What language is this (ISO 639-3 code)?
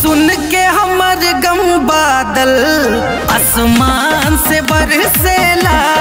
hin